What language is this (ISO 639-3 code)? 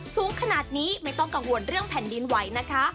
tha